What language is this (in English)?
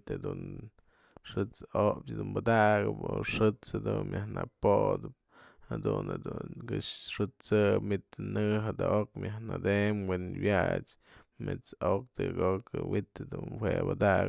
Mazatlán Mixe